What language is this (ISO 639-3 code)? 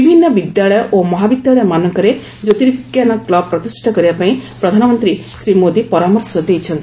ori